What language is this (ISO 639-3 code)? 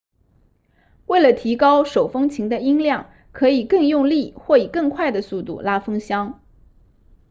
zho